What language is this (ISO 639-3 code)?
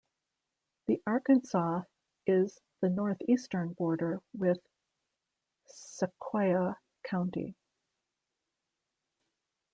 eng